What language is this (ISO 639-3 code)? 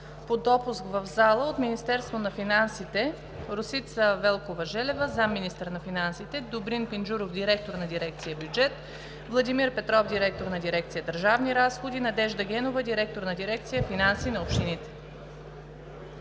bul